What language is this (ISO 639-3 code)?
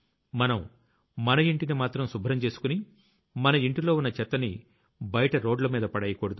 tel